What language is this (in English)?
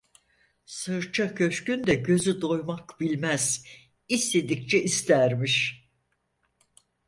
Turkish